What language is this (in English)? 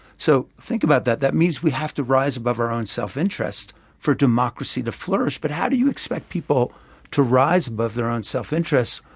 English